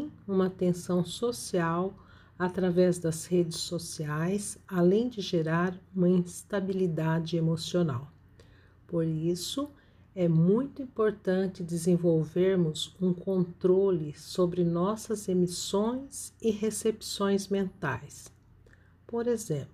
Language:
Portuguese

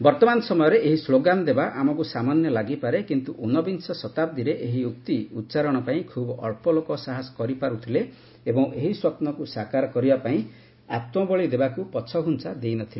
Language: Odia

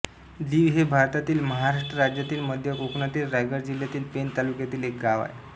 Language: Marathi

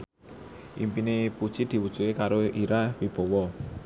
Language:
Javanese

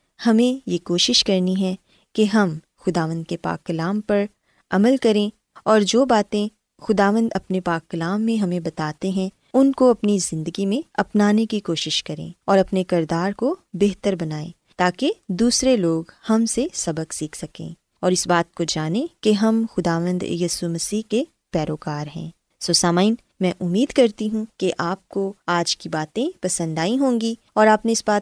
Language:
Urdu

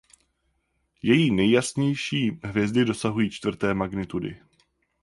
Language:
Czech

